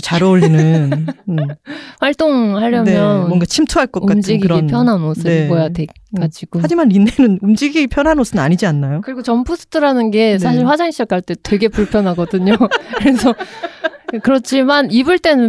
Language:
Korean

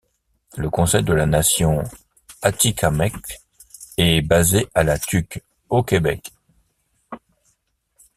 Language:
French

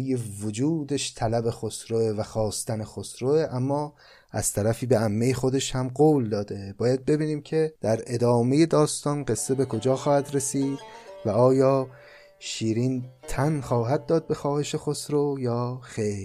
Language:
Persian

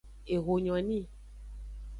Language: Aja (Benin)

